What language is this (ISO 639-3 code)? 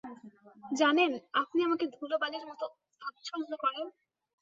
ben